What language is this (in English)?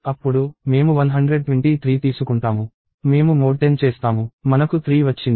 Telugu